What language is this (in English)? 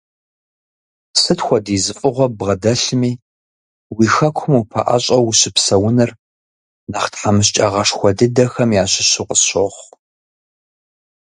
Kabardian